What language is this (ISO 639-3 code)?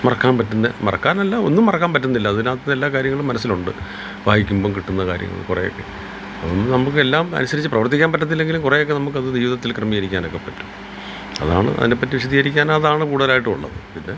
mal